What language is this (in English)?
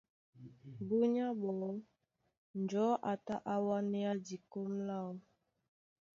Duala